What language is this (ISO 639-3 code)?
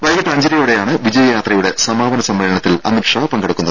mal